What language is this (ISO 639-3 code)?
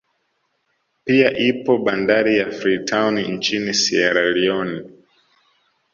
swa